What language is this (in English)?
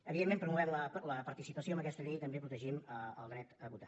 Catalan